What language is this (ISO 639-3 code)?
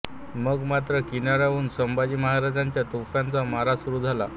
mar